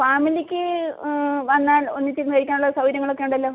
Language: Malayalam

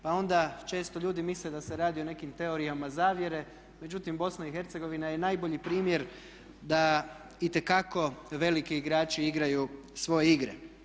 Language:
Croatian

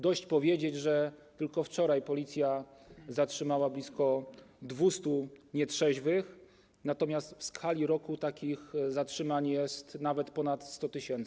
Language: Polish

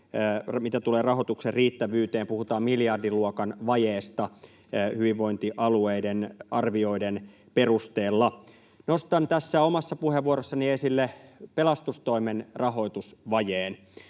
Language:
Finnish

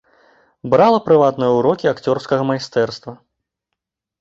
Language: Belarusian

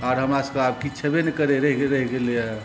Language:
Maithili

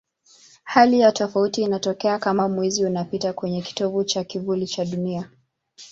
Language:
Swahili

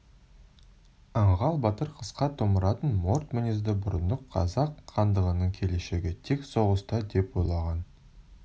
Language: Kazakh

